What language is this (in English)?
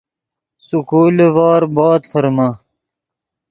Yidgha